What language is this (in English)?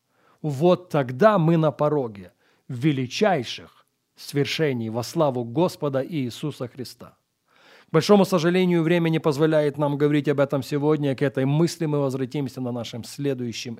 Russian